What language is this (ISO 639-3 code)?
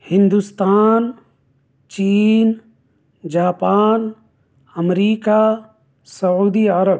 urd